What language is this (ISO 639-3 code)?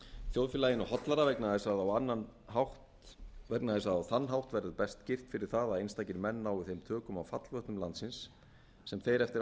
isl